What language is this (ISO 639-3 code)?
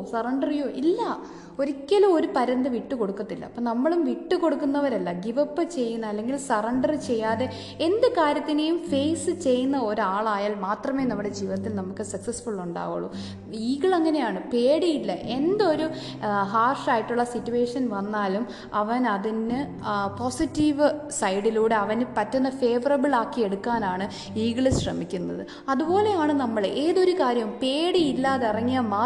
mal